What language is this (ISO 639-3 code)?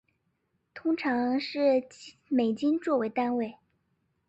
zho